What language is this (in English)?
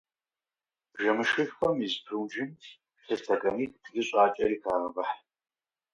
Kabardian